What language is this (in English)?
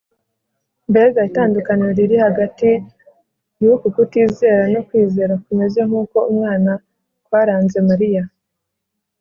Kinyarwanda